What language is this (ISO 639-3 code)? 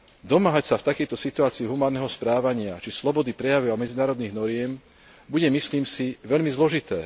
slk